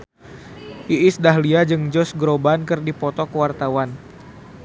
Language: Sundanese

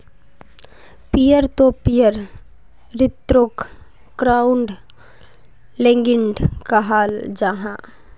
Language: Magahi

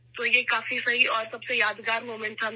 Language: Urdu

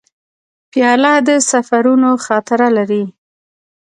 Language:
Pashto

